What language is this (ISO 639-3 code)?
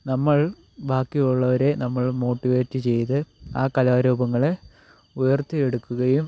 mal